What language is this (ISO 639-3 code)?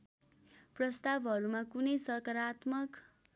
nep